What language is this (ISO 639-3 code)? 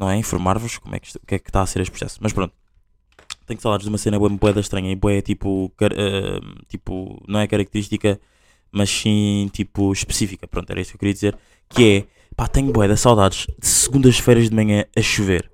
por